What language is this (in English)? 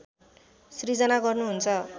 Nepali